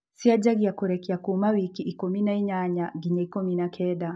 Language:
Kikuyu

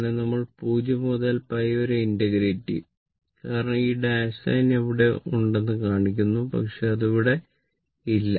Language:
Malayalam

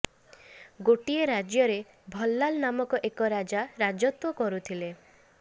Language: Odia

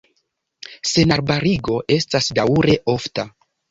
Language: Esperanto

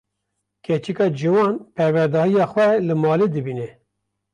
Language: Kurdish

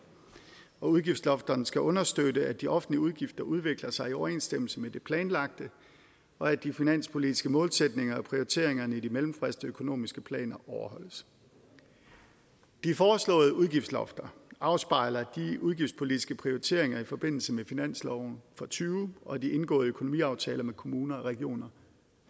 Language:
Danish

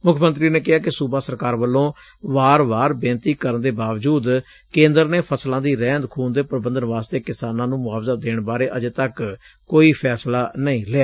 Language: Punjabi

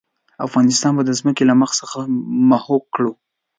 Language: Pashto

